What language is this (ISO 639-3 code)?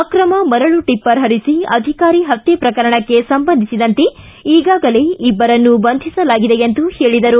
kan